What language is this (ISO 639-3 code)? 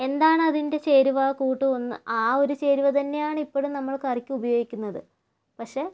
mal